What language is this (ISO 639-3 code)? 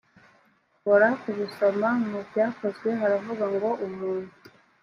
kin